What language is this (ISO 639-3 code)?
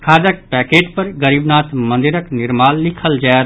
mai